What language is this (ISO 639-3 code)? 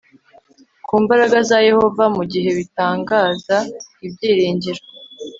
kin